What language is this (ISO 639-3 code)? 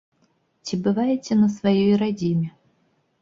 bel